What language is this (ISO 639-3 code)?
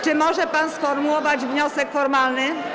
pol